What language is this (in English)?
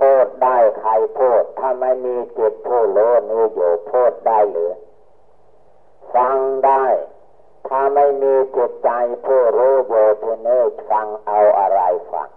Thai